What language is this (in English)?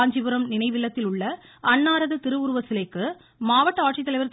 Tamil